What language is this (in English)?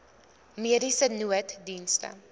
Afrikaans